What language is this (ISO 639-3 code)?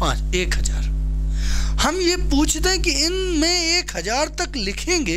hin